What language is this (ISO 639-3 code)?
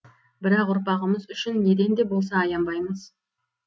kaz